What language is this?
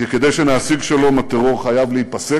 Hebrew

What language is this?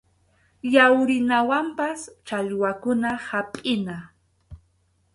Arequipa-La Unión Quechua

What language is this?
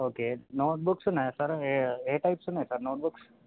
Telugu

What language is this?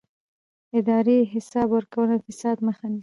Pashto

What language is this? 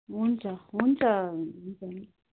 Nepali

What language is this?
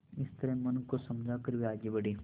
Hindi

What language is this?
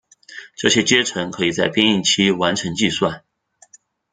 Chinese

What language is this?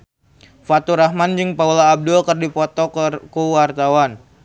Sundanese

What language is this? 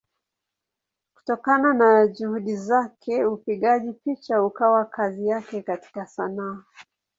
Swahili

